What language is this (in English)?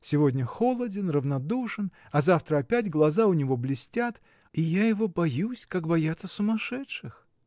Russian